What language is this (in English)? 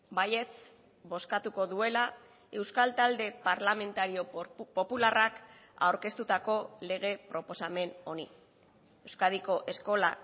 Basque